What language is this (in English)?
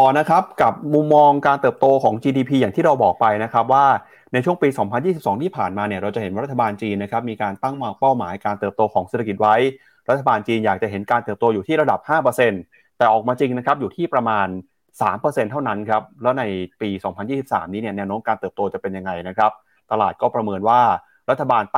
Thai